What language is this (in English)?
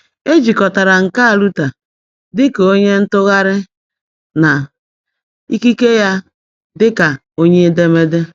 Igbo